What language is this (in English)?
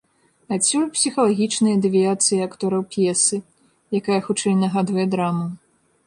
Belarusian